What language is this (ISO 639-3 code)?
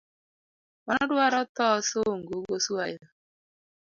luo